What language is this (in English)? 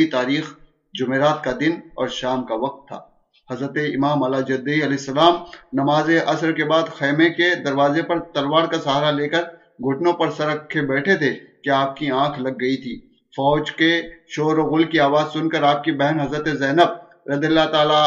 Urdu